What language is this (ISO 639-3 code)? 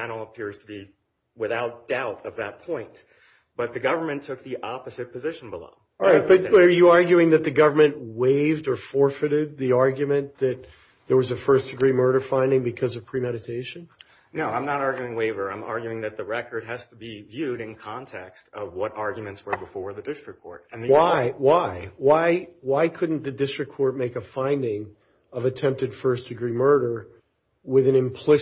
eng